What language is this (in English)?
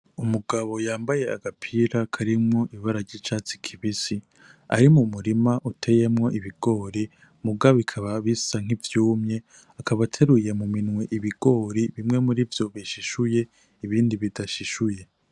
Rundi